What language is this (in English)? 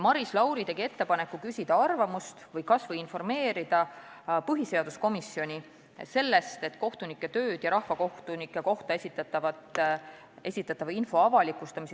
Estonian